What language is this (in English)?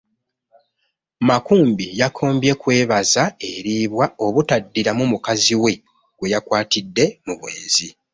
Ganda